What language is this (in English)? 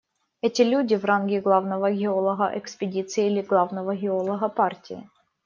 Russian